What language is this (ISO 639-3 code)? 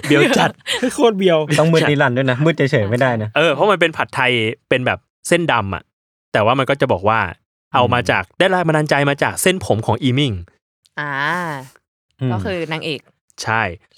tha